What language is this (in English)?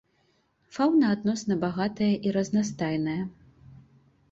Belarusian